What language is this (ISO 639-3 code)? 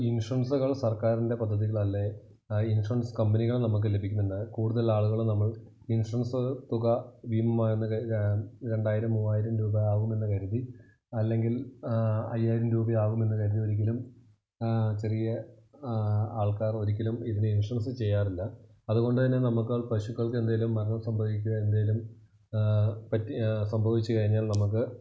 mal